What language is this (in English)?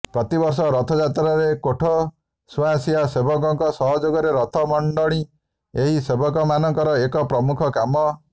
Odia